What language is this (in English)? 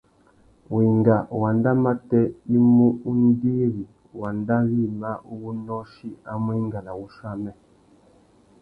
Tuki